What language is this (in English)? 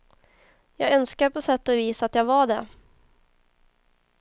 Swedish